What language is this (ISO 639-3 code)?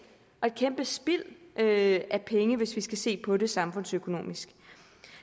dan